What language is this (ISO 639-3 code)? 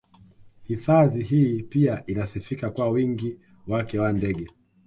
swa